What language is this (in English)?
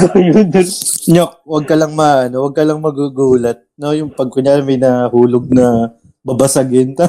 Filipino